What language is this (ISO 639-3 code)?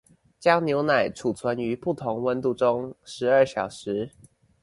zho